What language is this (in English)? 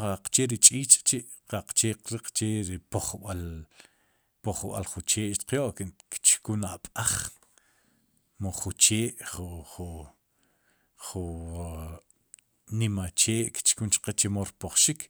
Sipacapense